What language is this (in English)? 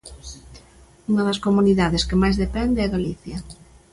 Galician